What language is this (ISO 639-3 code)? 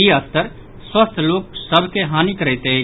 mai